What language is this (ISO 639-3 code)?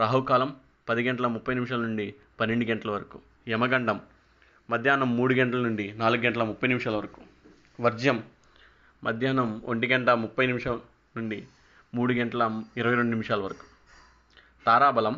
tel